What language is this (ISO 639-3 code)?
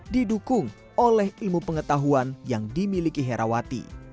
ind